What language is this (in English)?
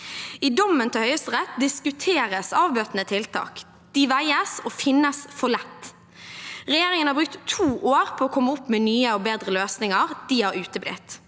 Norwegian